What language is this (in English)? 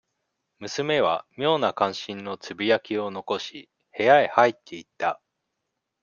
Japanese